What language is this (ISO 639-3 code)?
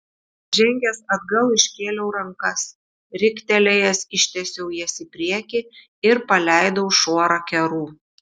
lit